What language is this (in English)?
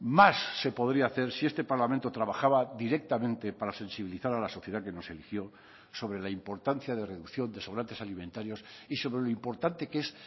Spanish